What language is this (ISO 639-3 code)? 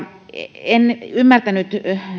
fin